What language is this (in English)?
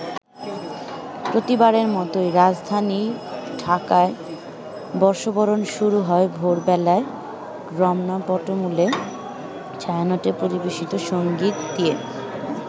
Bangla